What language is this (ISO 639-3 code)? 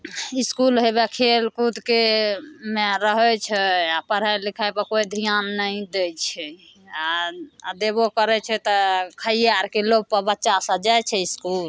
mai